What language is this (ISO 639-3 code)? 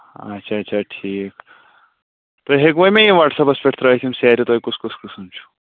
kas